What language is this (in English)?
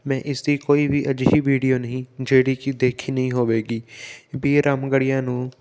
Punjabi